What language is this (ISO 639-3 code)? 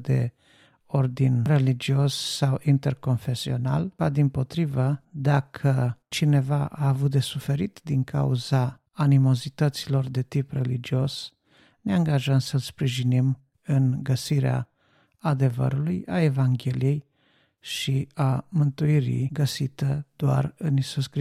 ron